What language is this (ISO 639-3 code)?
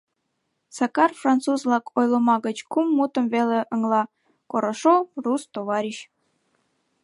chm